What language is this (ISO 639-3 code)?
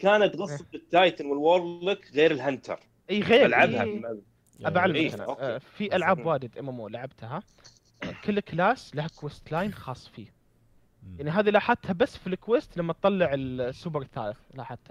ara